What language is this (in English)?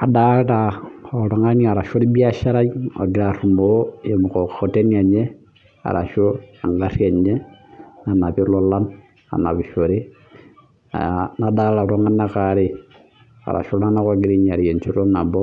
Masai